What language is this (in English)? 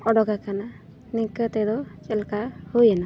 Santali